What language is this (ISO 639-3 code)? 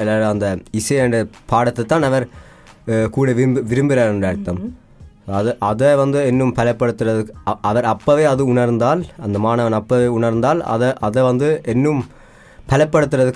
tam